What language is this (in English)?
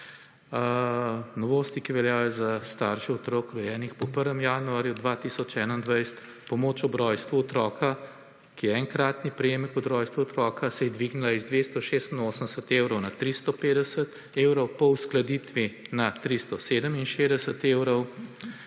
Slovenian